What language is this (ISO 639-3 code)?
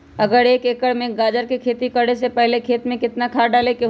mag